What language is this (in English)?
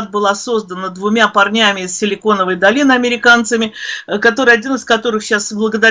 Russian